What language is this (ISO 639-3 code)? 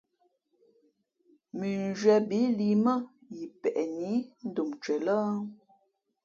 fmp